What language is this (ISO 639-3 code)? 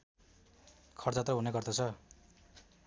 nep